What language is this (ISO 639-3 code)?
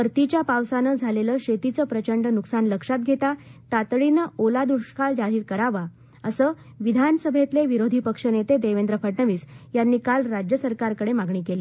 mar